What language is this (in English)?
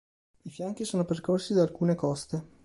Italian